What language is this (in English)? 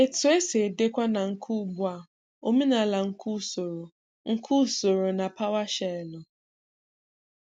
Igbo